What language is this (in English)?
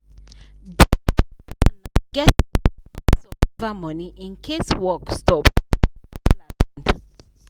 Nigerian Pidgin